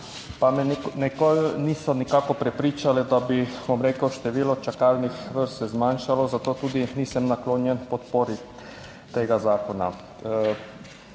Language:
Slovenian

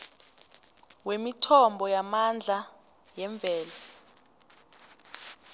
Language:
South Ndebele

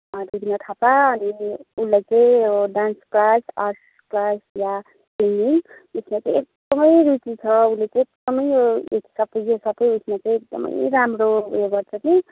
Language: Nepali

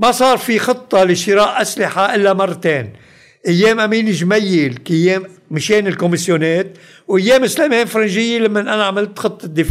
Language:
Arabic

